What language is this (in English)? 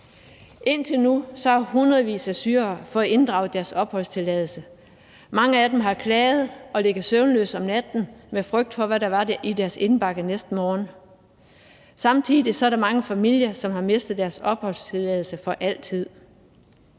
Danish